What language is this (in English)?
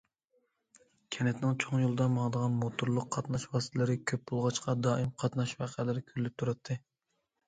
Uyghur